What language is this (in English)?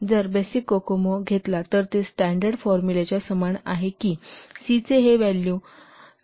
Marathi